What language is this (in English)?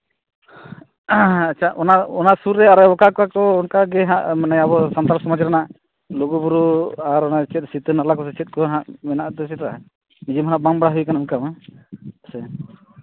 Santali